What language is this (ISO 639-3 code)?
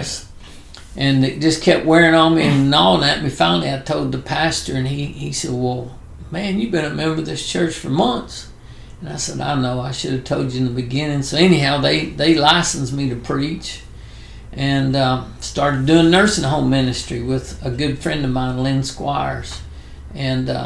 eng